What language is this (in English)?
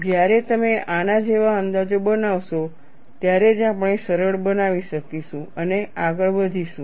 Gujarati